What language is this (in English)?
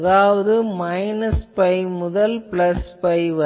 Tamil